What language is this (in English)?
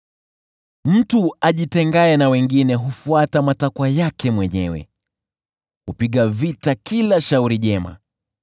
Swahili